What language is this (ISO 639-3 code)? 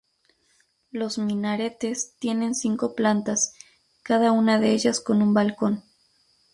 spa